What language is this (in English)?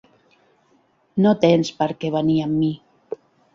Catalan